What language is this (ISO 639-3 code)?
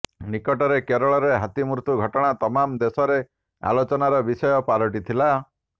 ori